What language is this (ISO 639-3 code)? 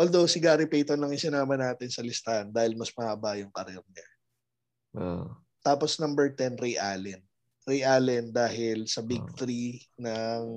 fil